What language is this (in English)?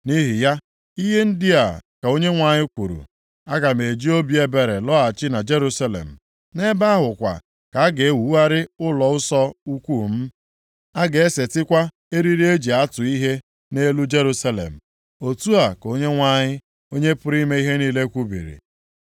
Igbo